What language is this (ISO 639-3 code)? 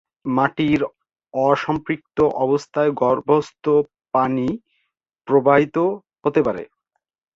ben